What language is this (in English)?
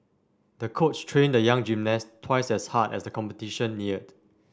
English